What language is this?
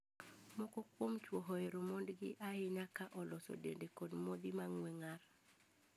Luo (Kenya and Tanzania)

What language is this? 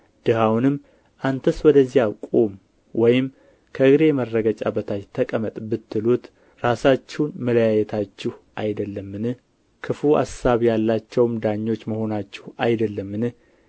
Amharic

